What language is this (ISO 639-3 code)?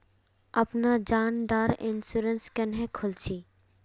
mag